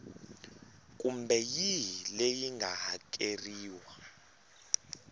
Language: Tsonga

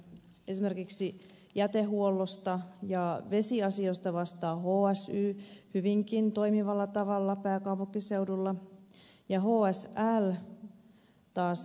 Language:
Finnish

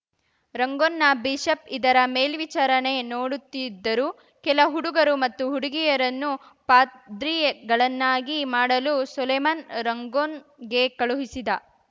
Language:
Kannada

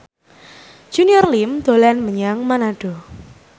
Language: Javanese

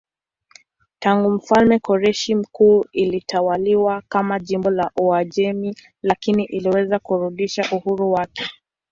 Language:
Swahili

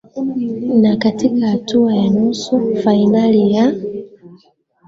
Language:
Swahili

